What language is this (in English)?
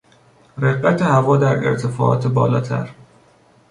Persian